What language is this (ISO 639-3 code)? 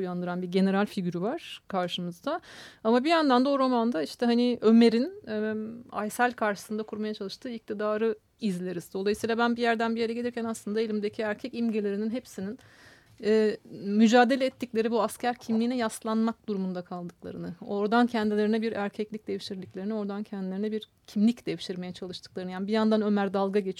tur